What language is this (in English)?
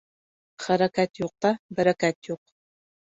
Bashkir